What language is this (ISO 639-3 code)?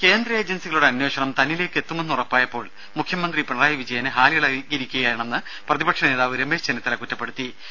mal